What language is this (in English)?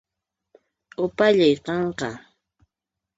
Puno Quechua